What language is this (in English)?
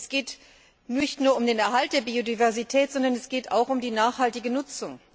German